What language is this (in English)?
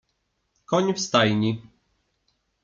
Polish